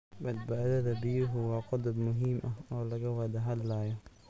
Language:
Somali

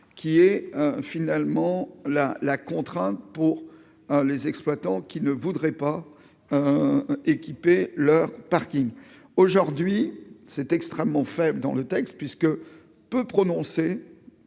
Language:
French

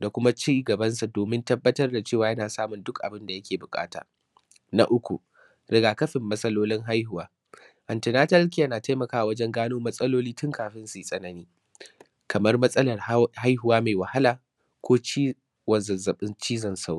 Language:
Hausa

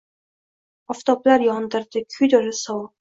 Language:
Uzbek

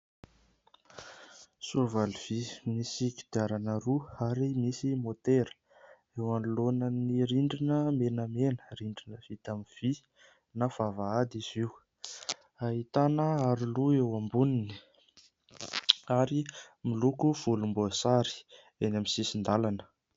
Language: Malagasy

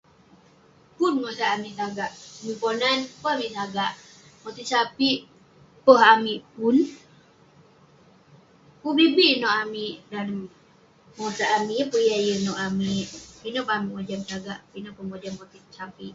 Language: Western Penan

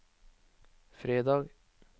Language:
Norwegian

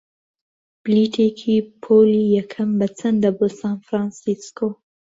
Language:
Central Kurdish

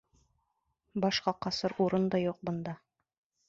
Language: Bashkir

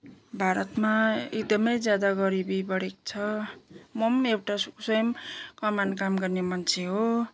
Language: Nepali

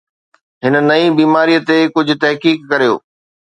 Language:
Sindhi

